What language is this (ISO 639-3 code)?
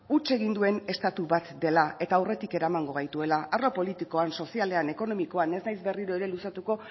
eus